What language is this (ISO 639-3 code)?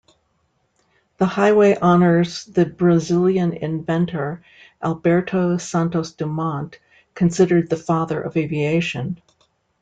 eng